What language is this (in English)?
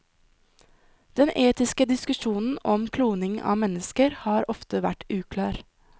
Norwegian